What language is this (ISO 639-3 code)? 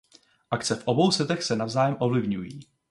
ces